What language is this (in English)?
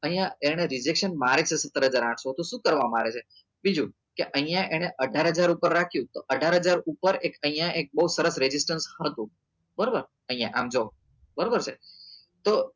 Gujarati